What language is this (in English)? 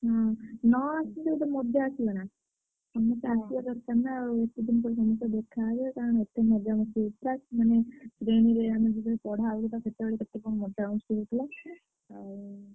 Odia